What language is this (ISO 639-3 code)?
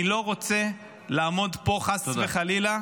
heb